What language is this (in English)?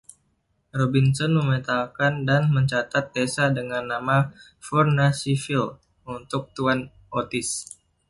Indonesian